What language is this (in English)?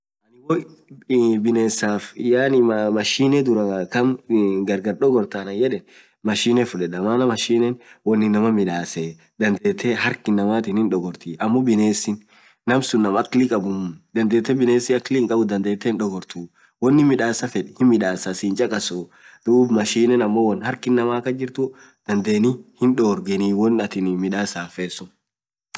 Orma